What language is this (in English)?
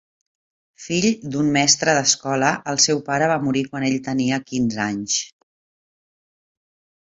Catalan